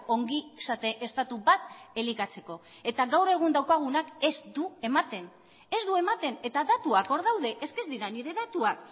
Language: Basque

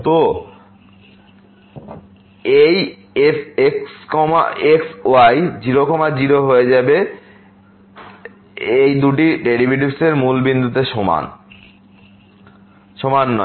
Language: Bangla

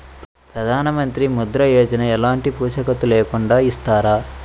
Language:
Telugu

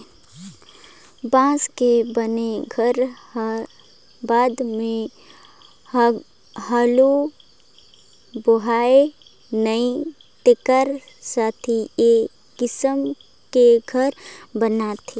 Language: Chhattisgarhi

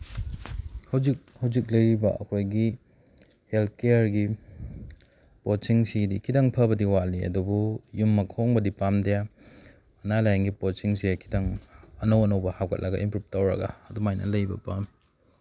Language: Manipuri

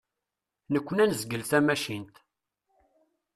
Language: Kabyle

